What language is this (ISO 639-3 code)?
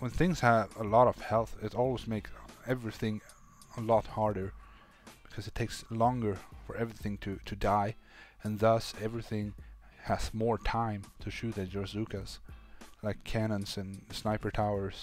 eng